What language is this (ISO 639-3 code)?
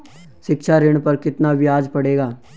hin